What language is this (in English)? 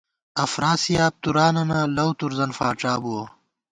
Gawar-Bati